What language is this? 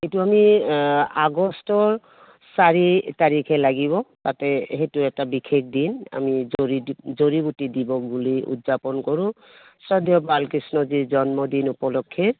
Assamese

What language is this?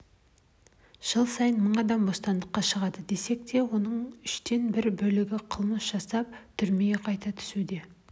Kazakh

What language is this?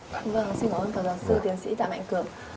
Vietnamese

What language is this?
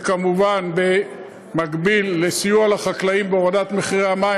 Hebrew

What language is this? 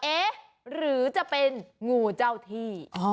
Thai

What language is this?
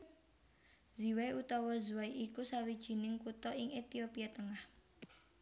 Javanese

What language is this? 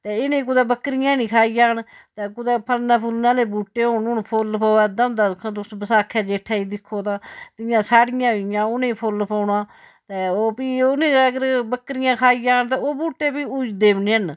Dogri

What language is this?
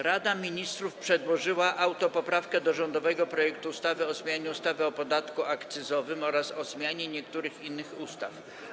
Polish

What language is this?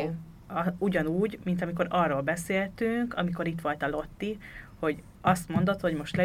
Hungarian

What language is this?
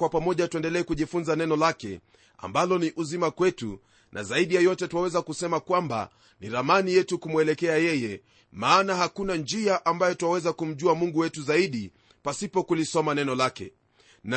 Swahili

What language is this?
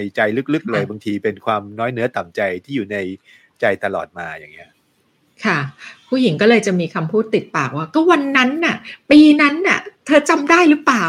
Thai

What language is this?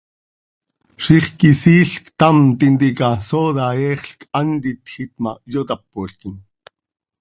Seri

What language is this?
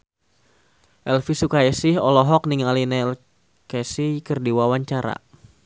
Sundanese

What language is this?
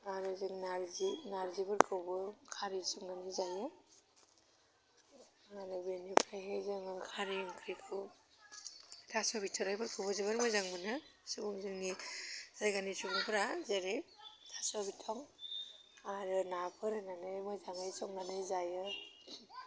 Bodo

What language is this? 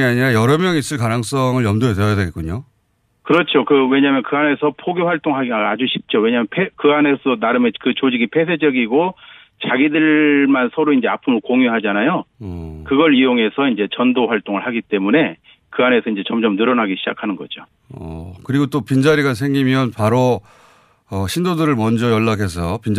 Korean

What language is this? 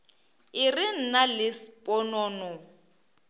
Northern Sotho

